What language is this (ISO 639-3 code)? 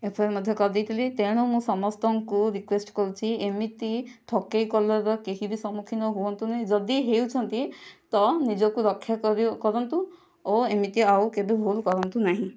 ori